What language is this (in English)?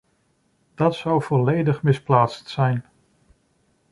Dutch